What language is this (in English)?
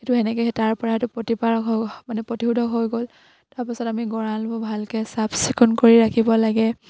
Assamese